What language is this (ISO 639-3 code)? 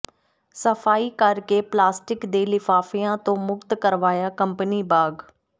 pan